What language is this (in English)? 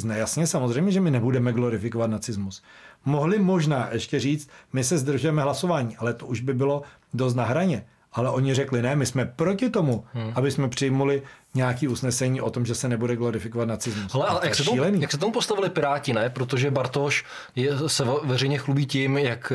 Czech